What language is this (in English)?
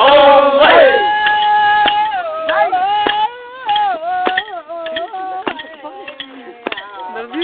Indonesian